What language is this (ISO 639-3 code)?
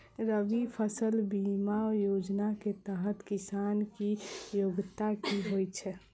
mai